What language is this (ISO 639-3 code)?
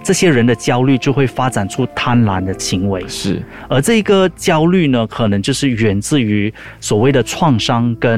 zho